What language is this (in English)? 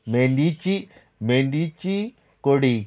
Konkani